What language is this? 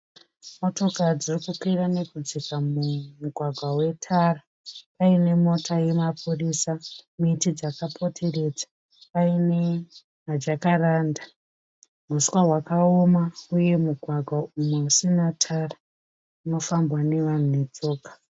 Shona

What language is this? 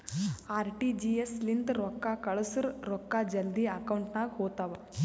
Kannada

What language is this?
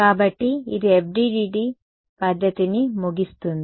Telugu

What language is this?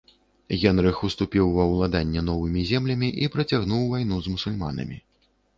Belarusian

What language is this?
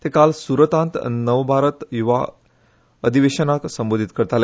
Konkani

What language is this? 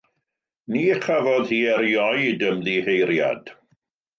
Welsh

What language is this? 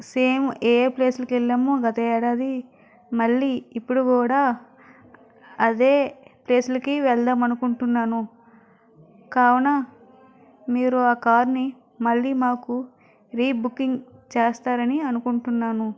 Telugu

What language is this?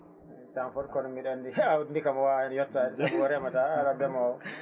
Fula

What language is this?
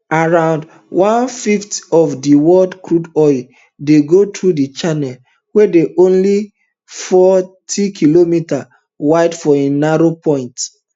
Nigerian Pidgin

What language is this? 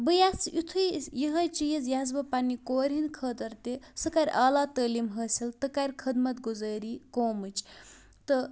Kashmiri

